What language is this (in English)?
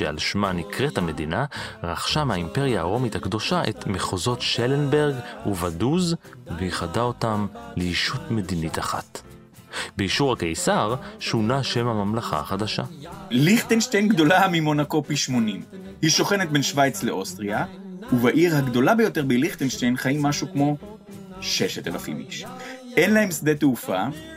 Hebrew